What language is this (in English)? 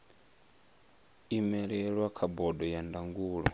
Venda